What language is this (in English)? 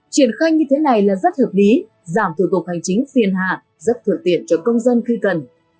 Vietnamese